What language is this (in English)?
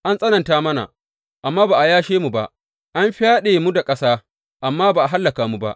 Hausa